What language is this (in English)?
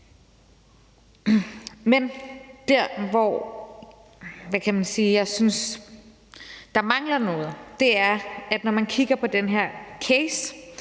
Danish